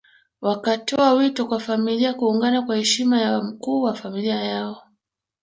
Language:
Swahili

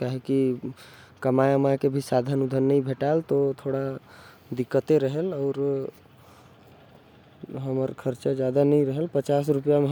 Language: Korwa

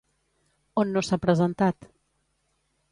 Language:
Catalan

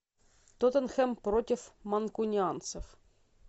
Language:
Russian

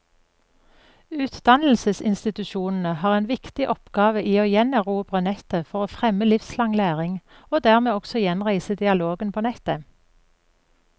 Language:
Norwegian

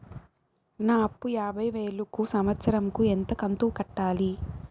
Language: Telugu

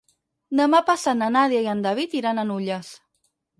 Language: Catalan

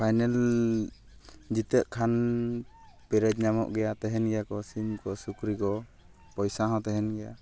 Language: Santali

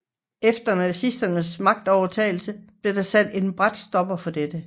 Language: Danish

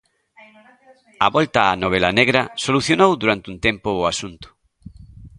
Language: Galician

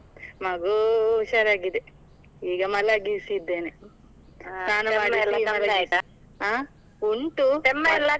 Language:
Kannada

